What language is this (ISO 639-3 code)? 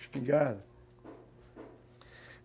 por